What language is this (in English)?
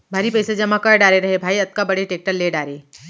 Chhattisgarhi